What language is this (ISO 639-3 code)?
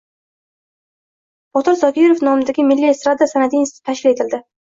uzb